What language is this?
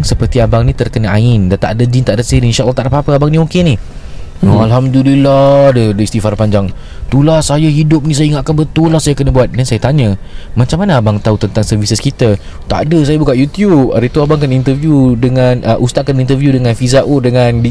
Malay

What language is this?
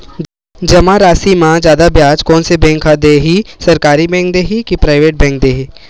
Chhattisgarhi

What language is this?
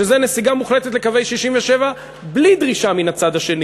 Hebrew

